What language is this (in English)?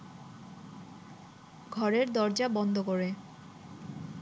Bangla